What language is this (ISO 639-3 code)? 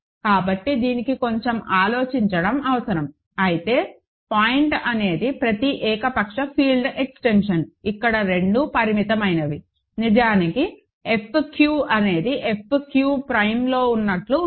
tel